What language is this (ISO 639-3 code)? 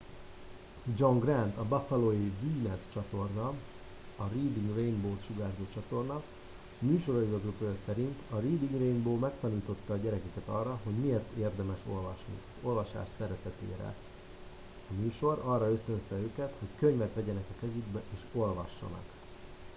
hun